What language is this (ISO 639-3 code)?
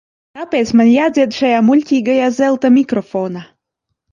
lav